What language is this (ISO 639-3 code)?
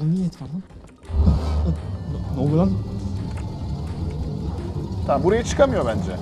tur